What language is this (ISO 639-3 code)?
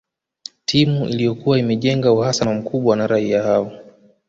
swa